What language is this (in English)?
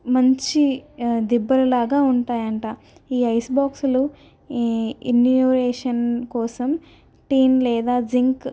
Telugu